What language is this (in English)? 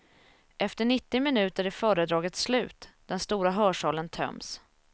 Swedish